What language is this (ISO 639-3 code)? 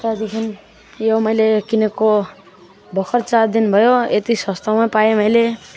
nep